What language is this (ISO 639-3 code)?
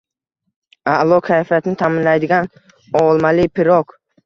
uzb